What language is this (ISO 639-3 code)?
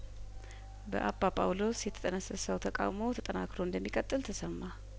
amh